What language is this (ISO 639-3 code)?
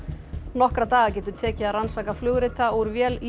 isl